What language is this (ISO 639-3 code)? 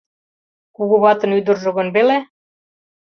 chm